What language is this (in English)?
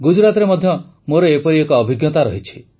Odia